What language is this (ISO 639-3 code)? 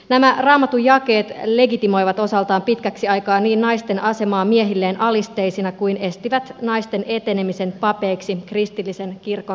fin